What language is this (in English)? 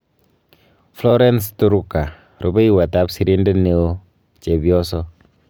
Kalenjin